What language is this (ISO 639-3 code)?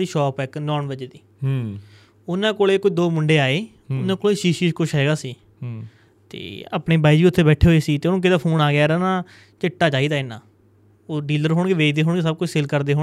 pan